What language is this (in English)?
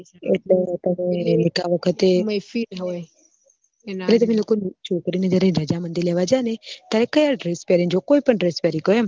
Gujarati